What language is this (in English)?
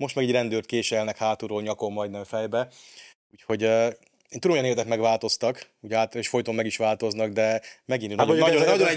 Hungarian